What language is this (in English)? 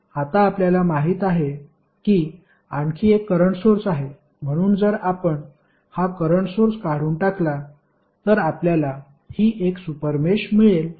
Marathi